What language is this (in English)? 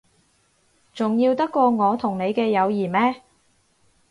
Cantonese